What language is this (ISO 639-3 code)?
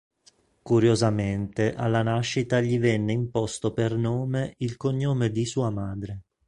ita